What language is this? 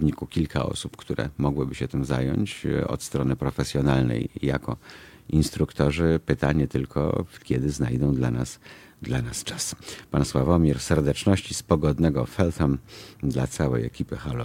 Polish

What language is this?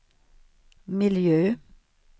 Swedish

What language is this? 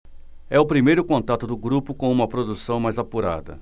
Portuguese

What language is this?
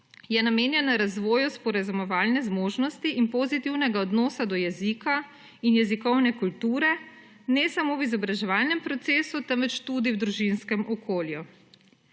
Slovenian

